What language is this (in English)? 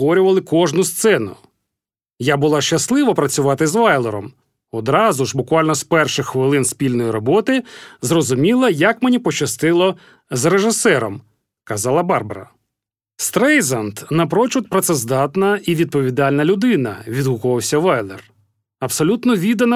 Ukrainian